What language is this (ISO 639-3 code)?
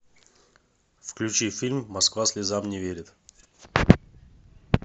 rus